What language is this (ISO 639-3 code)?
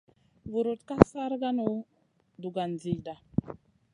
mcn